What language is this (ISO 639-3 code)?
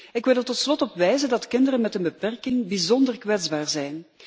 nld